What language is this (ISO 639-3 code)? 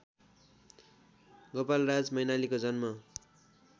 nep